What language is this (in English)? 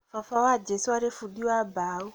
Kikuyu